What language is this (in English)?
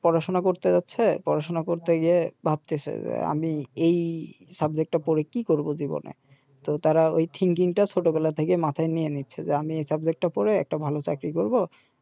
Bangla